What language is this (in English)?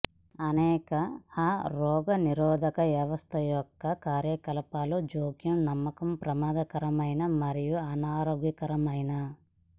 Telugu